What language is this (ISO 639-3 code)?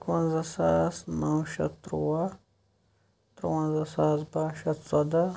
kas